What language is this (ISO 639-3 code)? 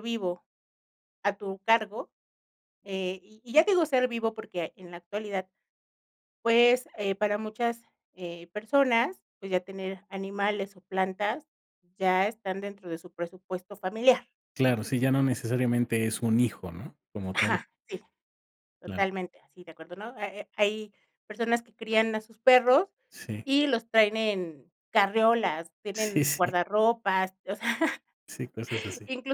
spa